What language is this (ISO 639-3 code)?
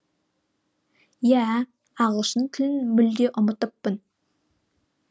kaz